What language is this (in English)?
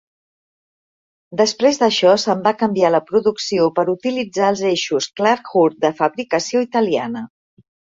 Catalan